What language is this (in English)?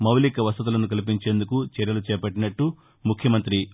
Telugu